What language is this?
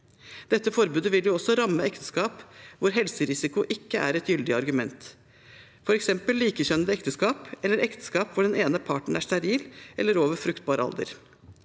Norwegian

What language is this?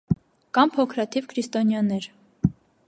Armenian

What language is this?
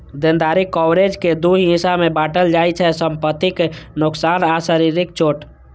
Maithili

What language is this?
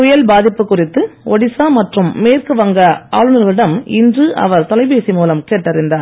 Tamil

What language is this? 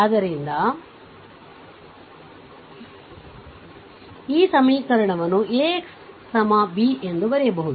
Kannada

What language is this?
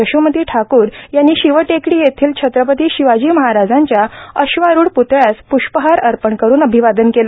Marathi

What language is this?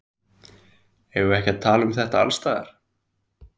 Icelandic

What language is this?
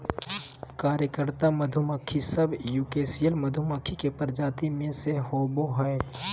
Magahi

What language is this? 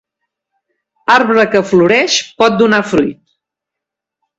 Catalan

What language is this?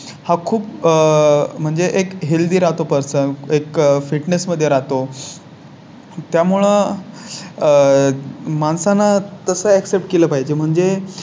Marathi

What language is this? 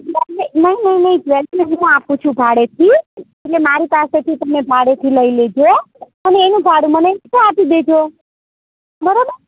Gujarati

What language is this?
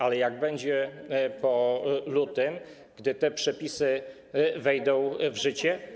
Polish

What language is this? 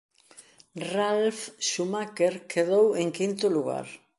Galician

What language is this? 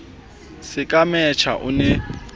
Southern Sotho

